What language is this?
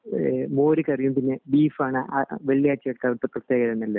Malayalam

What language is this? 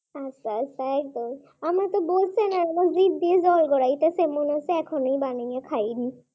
Bangla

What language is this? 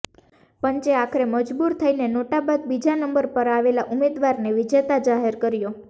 Gujarati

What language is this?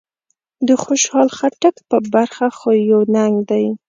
Pashto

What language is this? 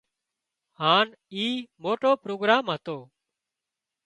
Wadiyara Koli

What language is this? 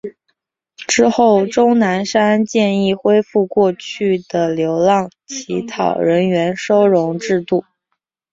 Chinese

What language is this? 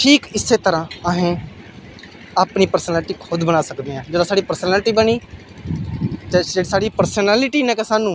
Dogri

